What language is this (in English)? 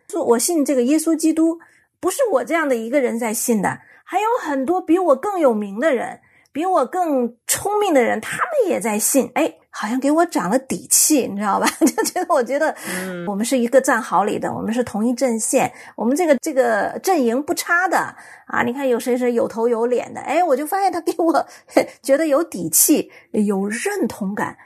Chinese